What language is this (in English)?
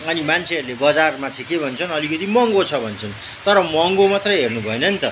Nepali